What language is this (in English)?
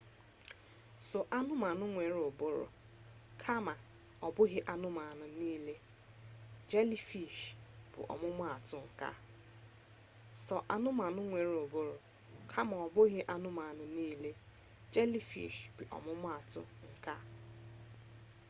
Igbo